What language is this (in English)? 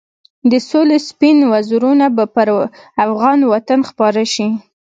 Pashto